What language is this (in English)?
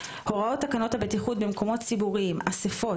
Hebrew